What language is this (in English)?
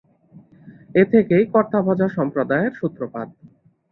Bangla